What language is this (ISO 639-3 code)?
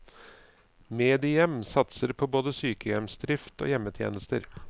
nor